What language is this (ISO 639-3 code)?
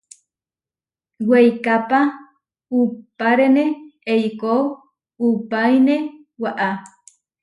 var